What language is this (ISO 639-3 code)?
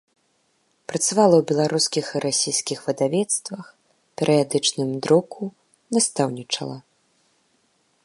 bel